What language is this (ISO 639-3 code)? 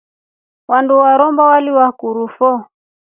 rof